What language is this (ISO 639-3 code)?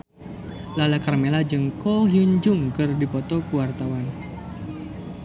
sun